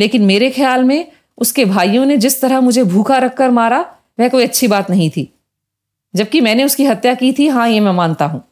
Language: Hindi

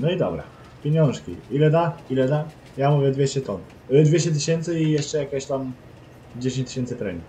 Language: Polish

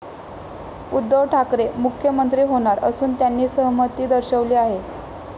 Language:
Marathi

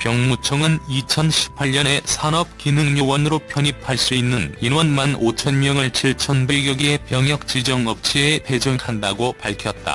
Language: Korean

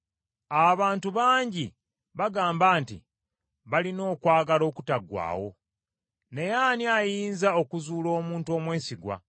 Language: Ganda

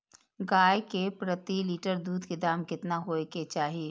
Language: Maithili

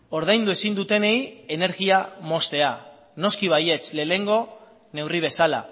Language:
Basque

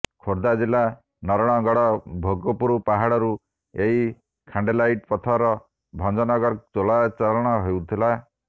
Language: Odia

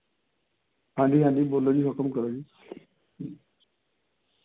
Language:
Punjabi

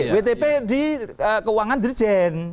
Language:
Indonesian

